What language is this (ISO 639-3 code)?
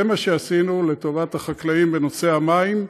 heb